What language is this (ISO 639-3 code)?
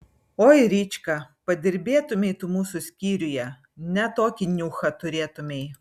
lit